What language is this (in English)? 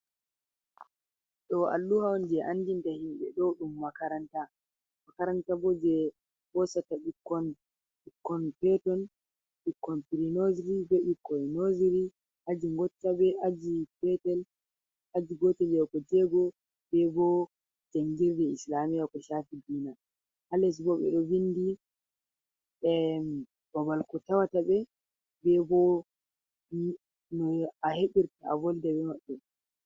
Fula